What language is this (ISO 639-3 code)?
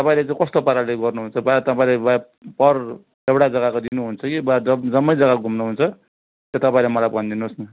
nep